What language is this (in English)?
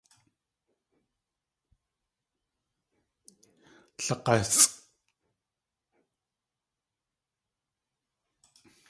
Tlingit